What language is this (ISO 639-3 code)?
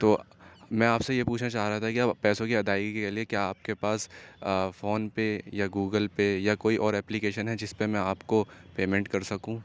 urd